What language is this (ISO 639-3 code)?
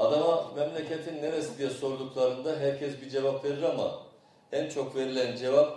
tur